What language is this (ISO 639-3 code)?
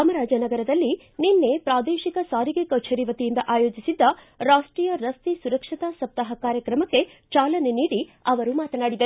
kan